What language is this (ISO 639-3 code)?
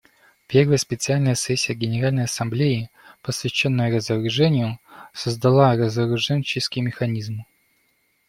rus